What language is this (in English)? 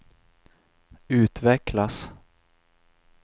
Swedish